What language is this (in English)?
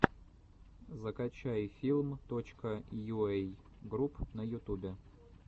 Russian